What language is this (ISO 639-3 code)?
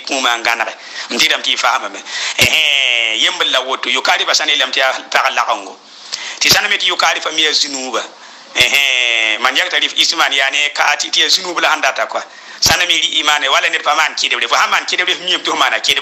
ara